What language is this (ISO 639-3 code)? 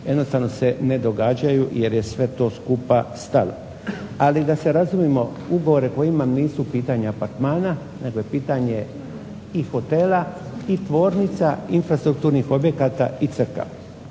hrv